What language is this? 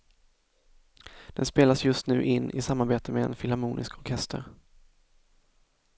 Swedish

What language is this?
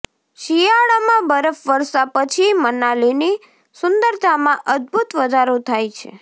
Gujarati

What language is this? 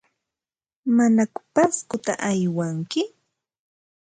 Ambo-Pasco Quechua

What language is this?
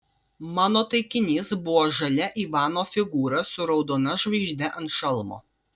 Lithuanian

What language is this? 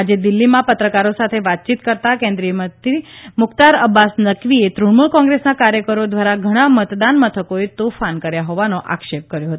Gujarati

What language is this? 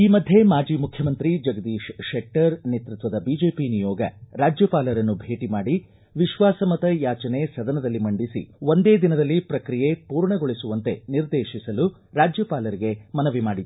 Kannada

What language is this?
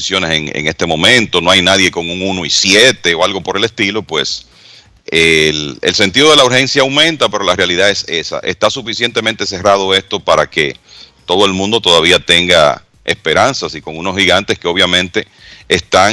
Spanish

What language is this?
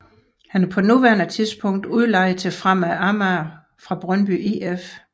Danish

